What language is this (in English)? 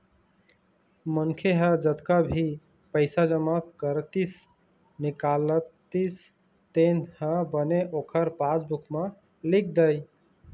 Chhattisgarhi